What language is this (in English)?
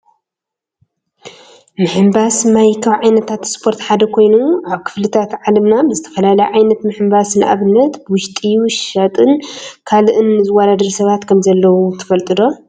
Tigrinya